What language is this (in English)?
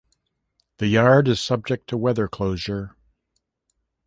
English